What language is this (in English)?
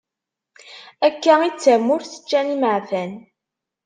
Kabyle